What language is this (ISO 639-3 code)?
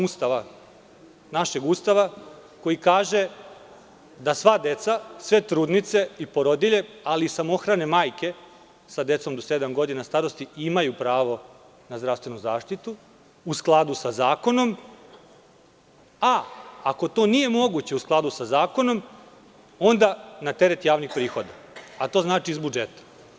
srp